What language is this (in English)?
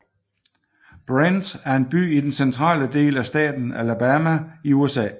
Danish